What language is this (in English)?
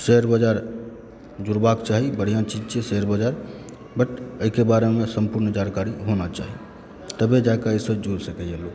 Maithili